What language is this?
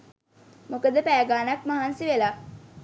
Sinhala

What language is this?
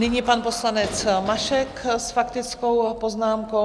Czech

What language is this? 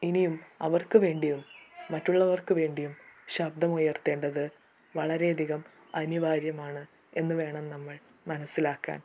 Malayalam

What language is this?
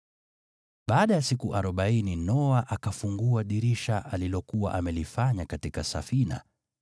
Swahili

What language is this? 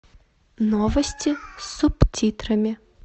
Russian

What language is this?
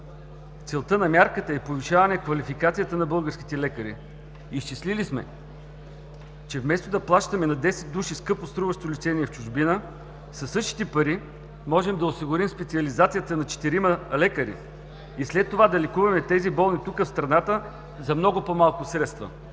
Bulgarian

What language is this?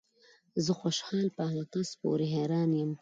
Pashto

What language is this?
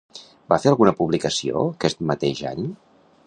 Catalan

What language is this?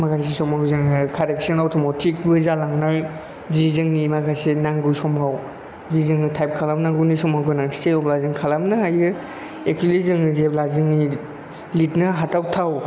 Bodo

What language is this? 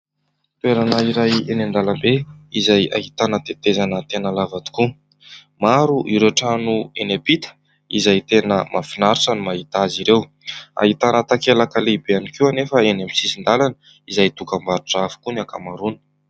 Malagasy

